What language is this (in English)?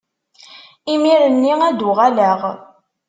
Kabyle